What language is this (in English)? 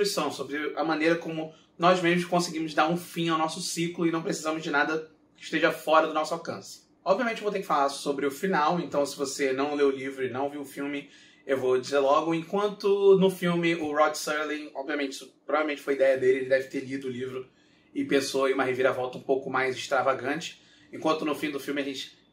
Portuguese